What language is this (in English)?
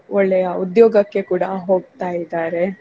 Kannada